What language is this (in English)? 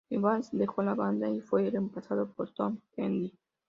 Spanish